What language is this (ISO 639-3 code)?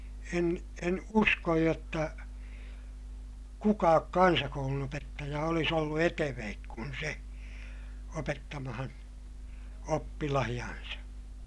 fin